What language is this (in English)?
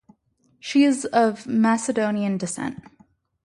English